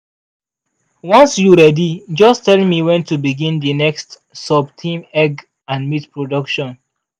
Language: Nigerian Pidgin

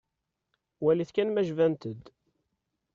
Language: Kabyle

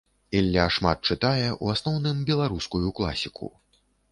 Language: Belarusian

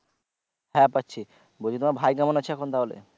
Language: Bangla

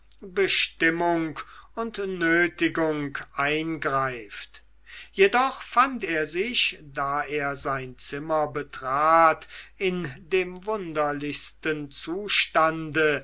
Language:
German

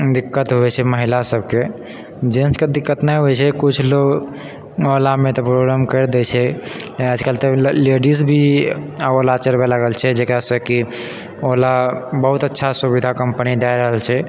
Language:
Maithili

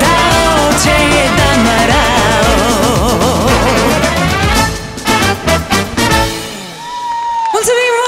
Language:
Romanian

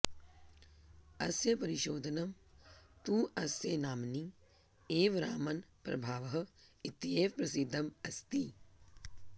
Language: Sanskrit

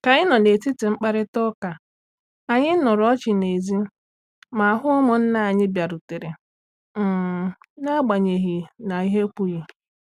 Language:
Igbo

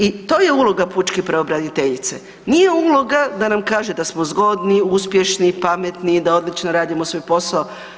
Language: Croatian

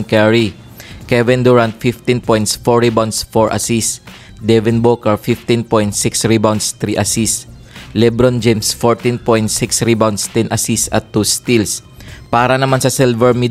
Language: Filipino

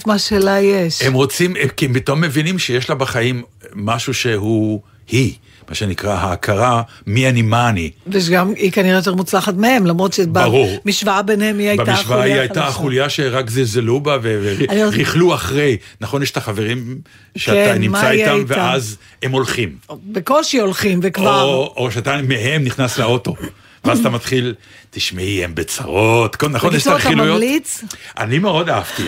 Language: Hebrew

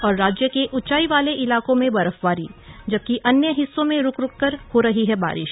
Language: Hindi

